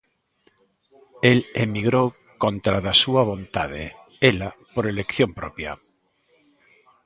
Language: Galician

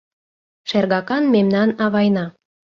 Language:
Mari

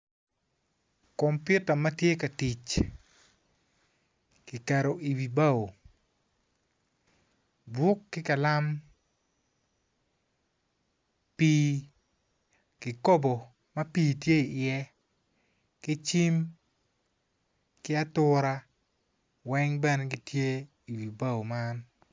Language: Acoli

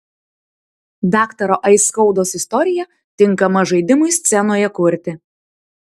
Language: Lithuanian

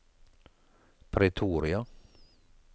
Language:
Norwegian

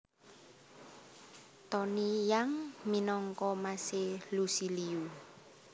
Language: Javanese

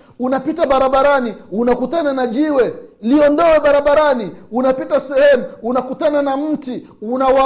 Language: Swahili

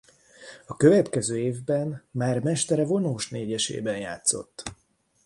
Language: Hungarian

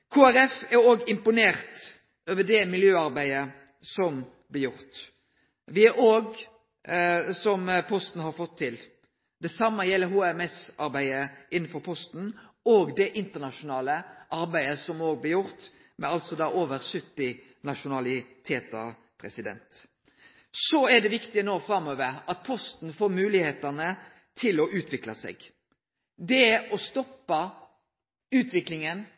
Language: Norwegian Nynorsk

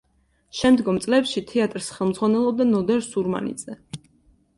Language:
Georgian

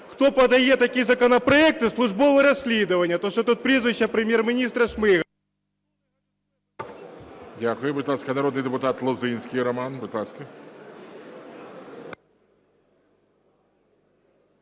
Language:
Ukrainian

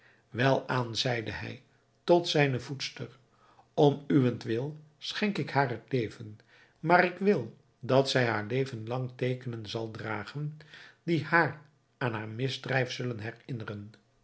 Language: Dutch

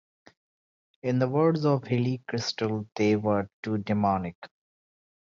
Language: English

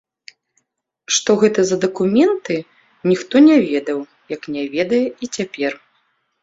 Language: Belarusian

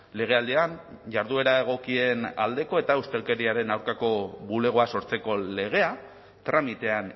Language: Basque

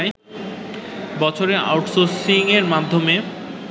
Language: Bangla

